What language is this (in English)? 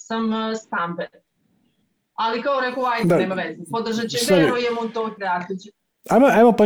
Croatian